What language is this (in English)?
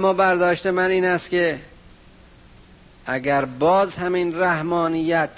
Persian